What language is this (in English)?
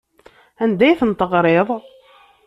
Kabyle